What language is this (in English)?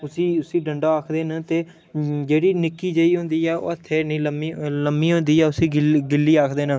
Dogri